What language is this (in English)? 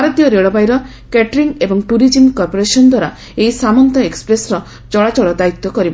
Odia